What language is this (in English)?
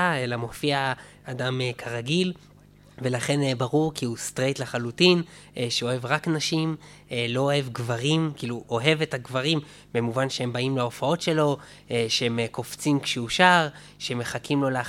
Hebrew